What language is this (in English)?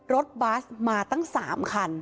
Thai